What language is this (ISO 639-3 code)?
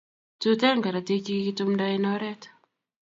kln